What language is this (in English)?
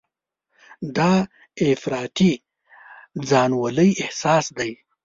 Pashto